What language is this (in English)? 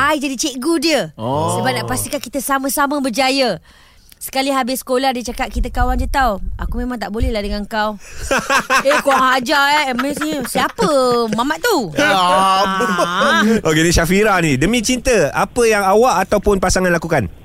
Malay